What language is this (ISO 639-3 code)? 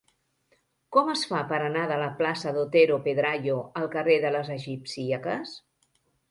cat